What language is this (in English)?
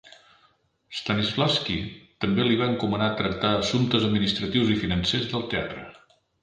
Catalan